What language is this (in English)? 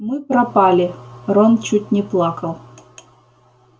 Russian